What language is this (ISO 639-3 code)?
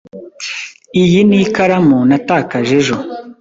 kin